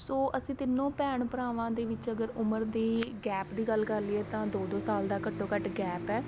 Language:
Punjabi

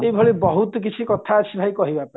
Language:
Odia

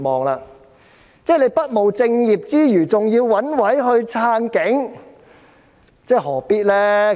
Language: Cantonese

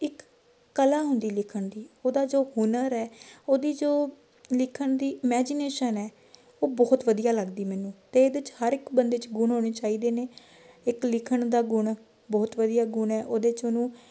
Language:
Punjabi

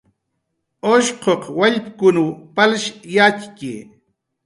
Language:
Jaqaru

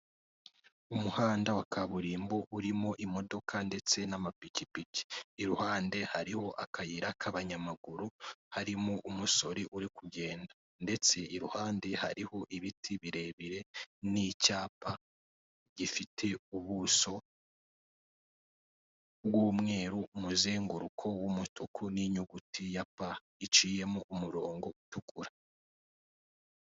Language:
Kinyarwanda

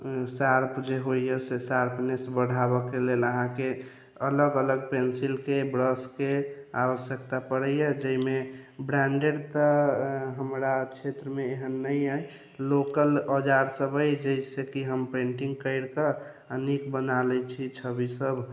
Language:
Maithili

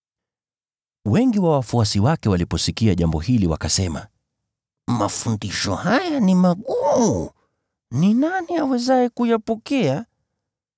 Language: Swahili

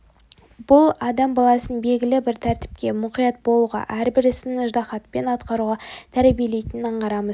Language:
Kazakh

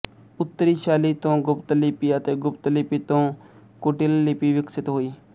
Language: Punjabi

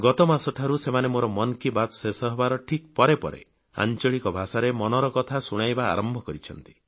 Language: Odia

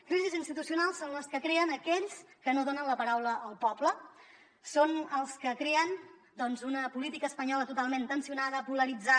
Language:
Catalan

